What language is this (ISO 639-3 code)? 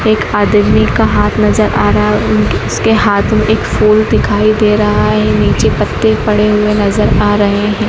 hin